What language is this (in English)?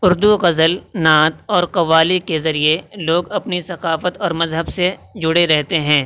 Urdu